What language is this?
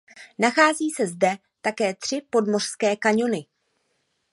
Czech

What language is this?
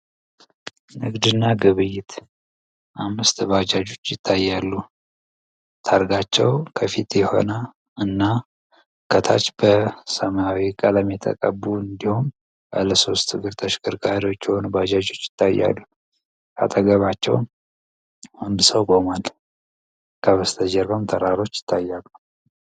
Amharic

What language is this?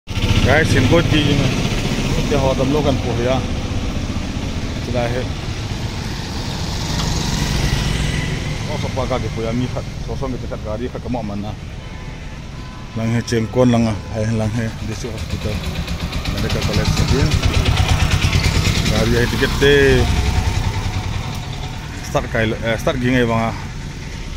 Indonesian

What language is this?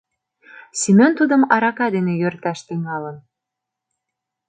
Mari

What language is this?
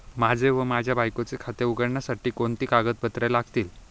Marathi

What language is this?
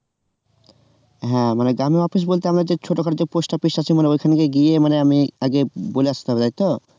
Bangla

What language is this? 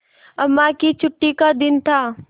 Hindi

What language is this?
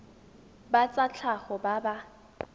Tswana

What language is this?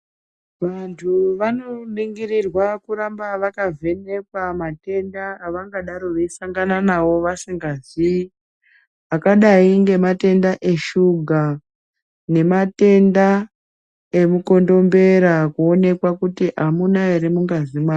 Ndau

